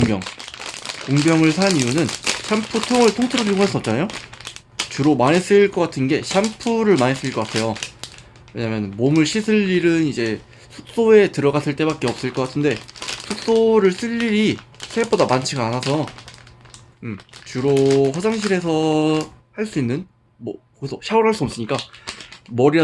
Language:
Korean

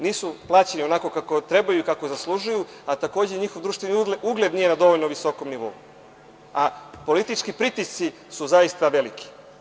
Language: Serbian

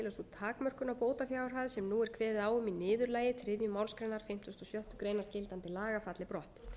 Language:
Icelandic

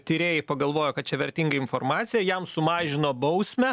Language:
Lithuanian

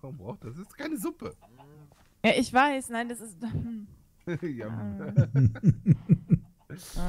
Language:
German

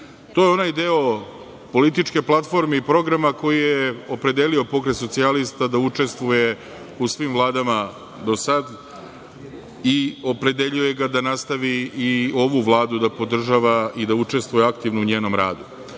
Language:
Serbian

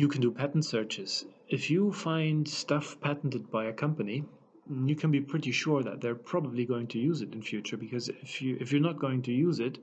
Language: English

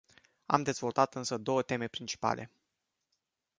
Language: Romanian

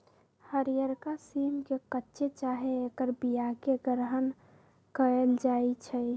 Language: Magahi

